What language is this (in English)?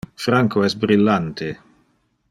Interlingua